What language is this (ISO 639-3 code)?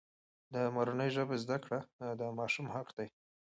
pus